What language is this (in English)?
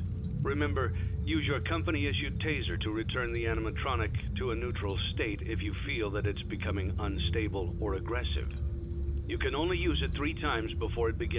Turkish